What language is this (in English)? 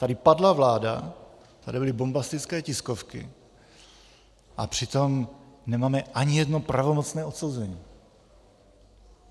Czech